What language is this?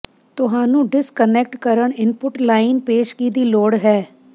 Punjabi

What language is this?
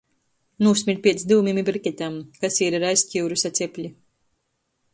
Latgalian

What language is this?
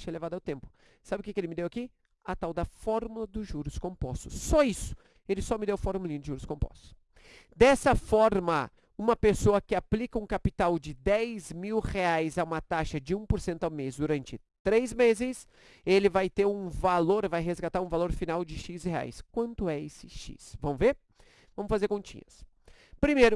Portuguese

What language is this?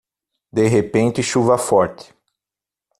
Portuguese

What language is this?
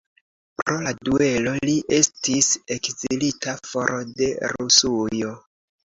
Esperanto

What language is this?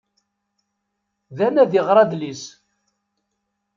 Kabyle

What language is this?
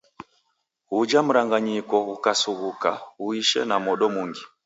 Taita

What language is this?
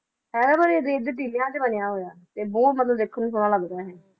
Punjabi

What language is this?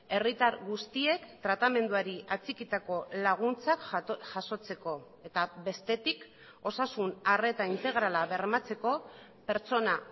Basque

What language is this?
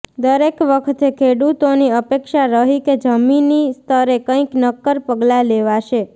Gujarati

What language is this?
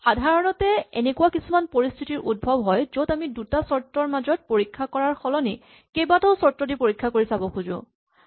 Assamese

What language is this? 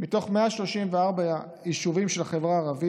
Hebrew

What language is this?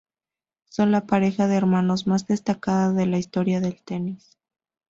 Spanish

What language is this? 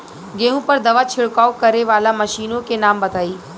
Bhojpuri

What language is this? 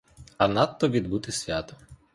Ukrainian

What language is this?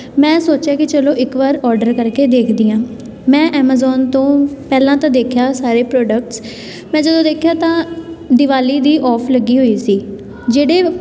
Punjabi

